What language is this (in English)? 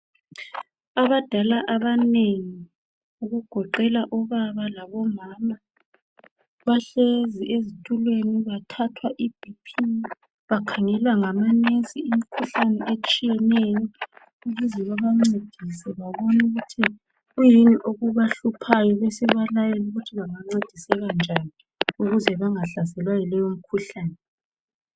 North Ndebele